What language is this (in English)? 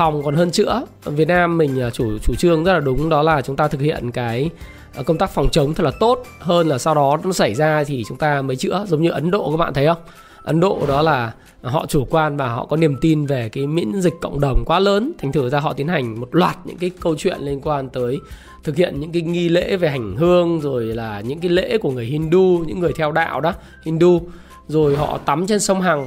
Vietnamese